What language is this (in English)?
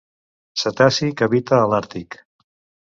Catalan